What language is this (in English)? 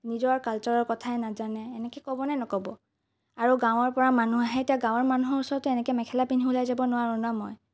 Assamese